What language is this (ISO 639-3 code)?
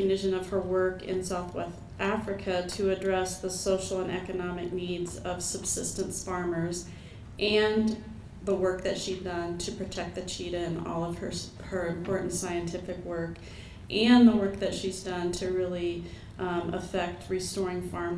eng